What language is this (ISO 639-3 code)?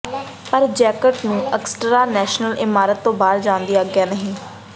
pan